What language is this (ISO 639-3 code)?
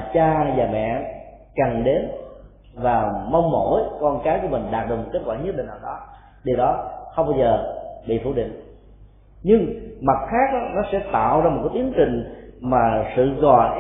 vie